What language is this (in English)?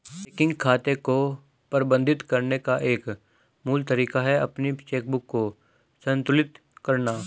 Hindi